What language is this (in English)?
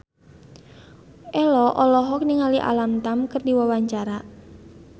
Sundanese